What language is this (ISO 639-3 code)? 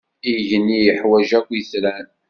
kab